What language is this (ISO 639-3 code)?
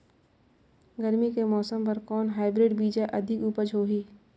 hne